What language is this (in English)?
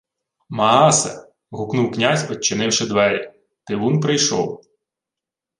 Ukrainian